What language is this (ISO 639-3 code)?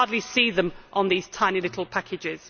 eng